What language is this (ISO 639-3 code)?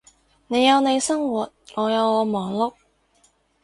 yue